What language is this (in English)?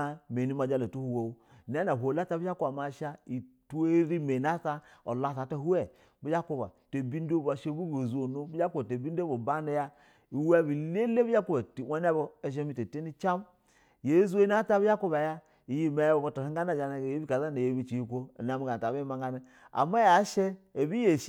Basa (Nigeria)